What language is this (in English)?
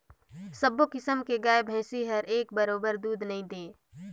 Chhattisgarhi